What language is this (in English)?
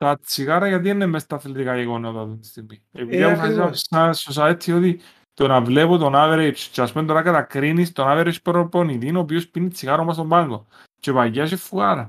Greek